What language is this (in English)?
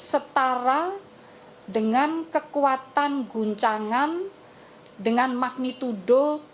Indonesian